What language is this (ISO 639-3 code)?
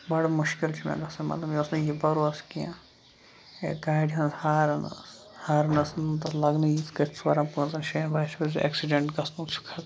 kas